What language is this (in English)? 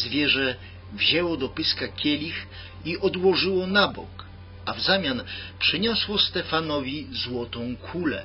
Polish